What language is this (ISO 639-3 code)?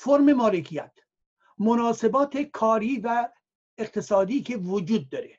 fas